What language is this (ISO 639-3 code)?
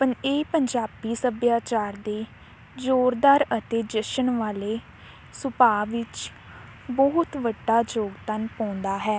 pan